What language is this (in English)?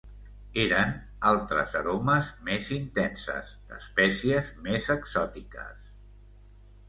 Catalan